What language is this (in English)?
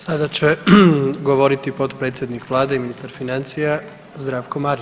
Croatian